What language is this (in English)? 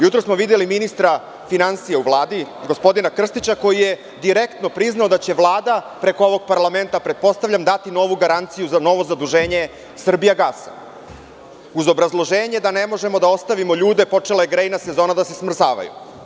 Serbian